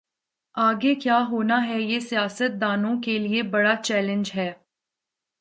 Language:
Urdu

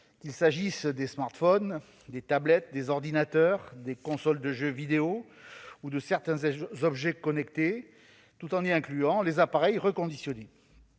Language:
French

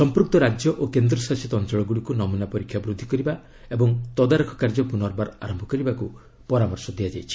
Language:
Odia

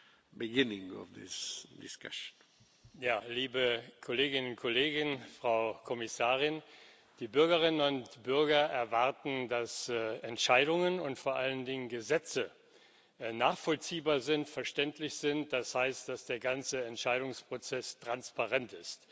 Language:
German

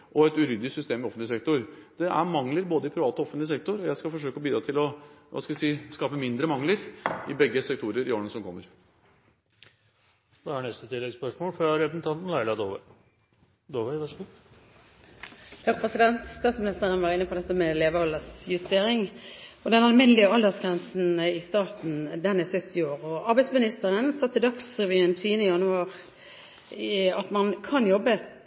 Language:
Norwegian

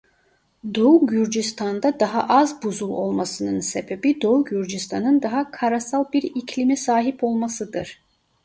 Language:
Turkish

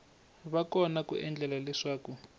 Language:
Tsonga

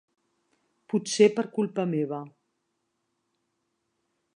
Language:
Catalan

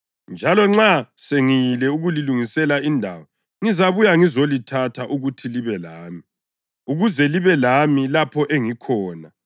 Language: North Ndebele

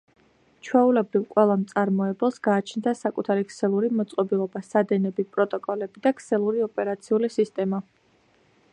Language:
Georgian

